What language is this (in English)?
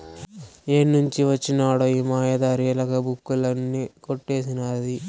Telugu